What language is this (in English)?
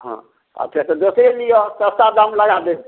Maithili